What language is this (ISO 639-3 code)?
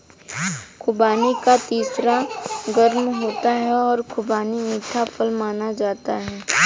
hin